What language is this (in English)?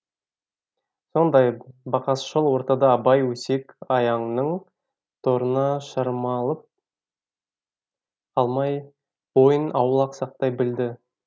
Kazakh